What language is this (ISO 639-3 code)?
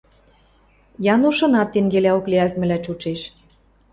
mrj